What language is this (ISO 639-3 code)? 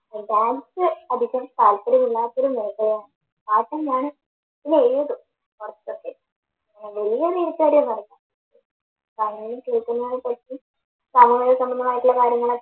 mal